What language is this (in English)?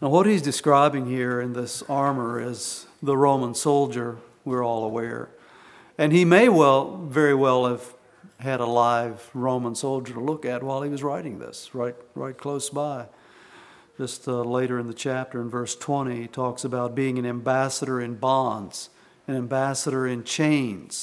English